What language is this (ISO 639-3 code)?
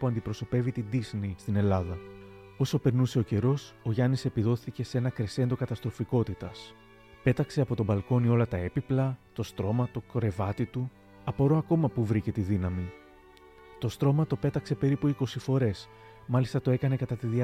ell